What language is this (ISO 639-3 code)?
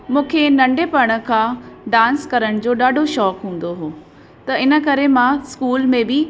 snd